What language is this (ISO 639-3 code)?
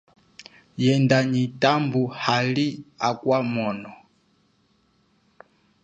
cjk